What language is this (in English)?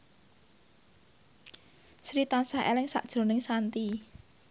Javanese